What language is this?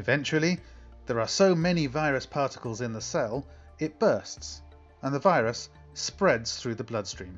English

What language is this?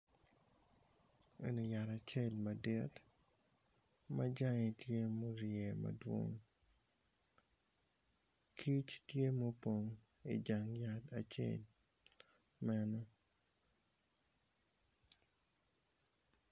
Acoli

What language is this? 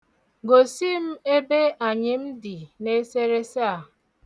Igbo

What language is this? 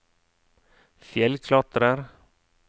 Norwegian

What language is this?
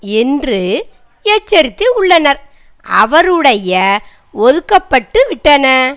Tamil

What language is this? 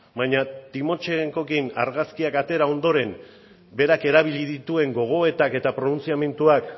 Basque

